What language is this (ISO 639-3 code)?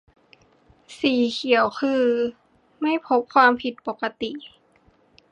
tha